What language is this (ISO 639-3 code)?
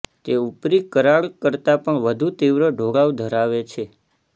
guj